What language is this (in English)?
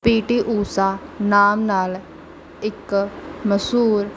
Punjabi